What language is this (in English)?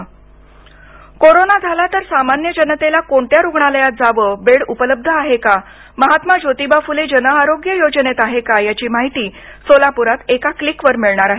Marathi